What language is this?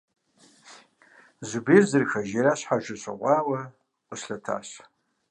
Kabardian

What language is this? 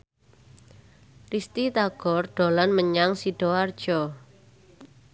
Javanese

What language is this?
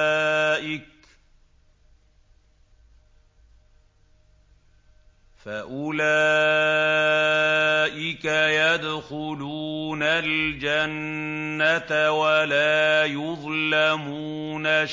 Arabic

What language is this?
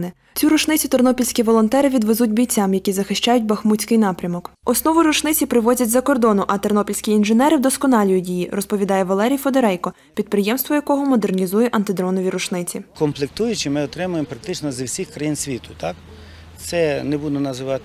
Ukrainian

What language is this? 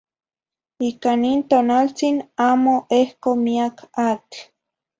Zacatlán-Ahuacatlán-Tepetzintla Nahuatl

